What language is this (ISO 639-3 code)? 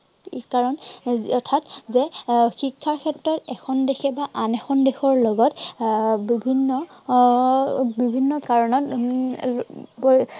asm